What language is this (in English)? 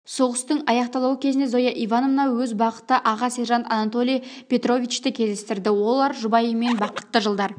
Kazakh